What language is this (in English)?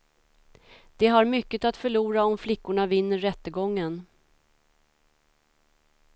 Swedish